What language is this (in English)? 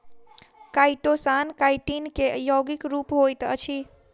Maithili